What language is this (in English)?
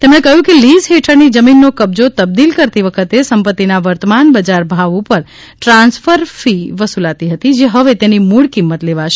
Gujarati